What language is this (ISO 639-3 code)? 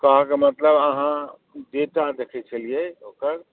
mai